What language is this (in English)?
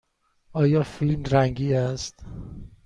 Persian